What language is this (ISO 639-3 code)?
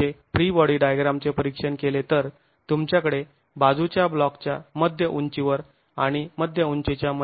mar